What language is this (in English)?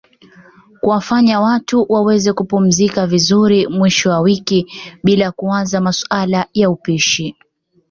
Swahili